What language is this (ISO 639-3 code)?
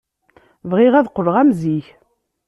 kab